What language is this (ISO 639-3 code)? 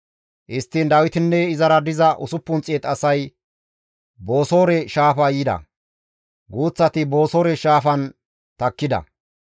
gmv